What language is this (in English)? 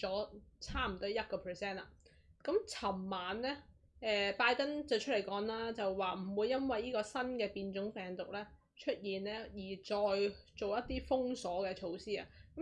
Chinese